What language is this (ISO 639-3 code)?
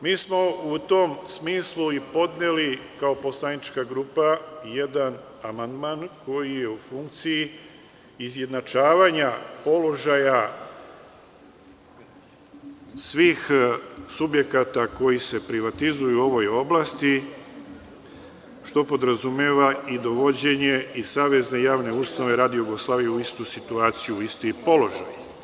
srp